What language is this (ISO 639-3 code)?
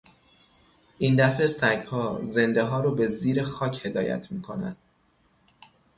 fas